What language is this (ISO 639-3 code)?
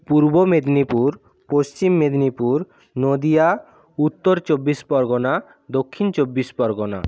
ben